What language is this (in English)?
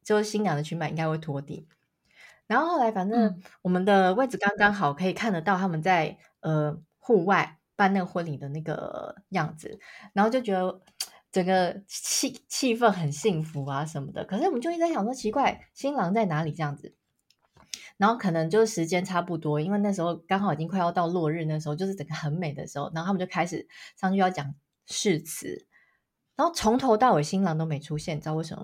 Chinese